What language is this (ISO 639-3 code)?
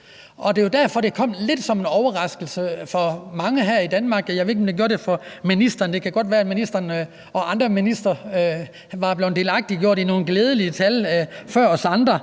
dan